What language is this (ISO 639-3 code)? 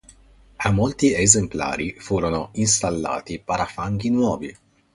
ita